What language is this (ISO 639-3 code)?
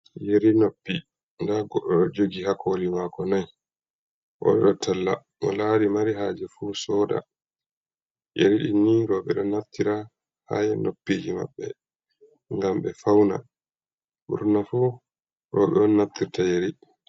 ful